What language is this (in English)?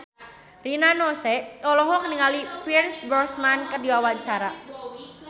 Sundanese